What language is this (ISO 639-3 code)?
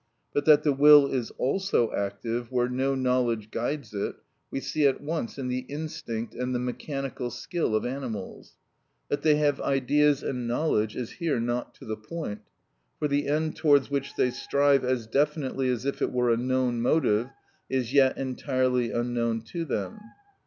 eng